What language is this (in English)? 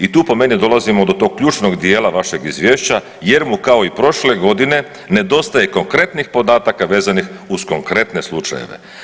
Croatian